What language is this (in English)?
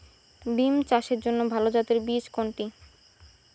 Bangla